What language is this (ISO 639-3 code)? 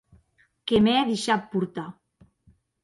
oci